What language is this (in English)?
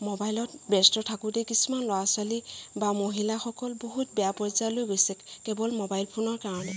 Assamese